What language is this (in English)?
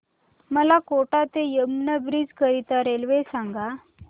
Marathi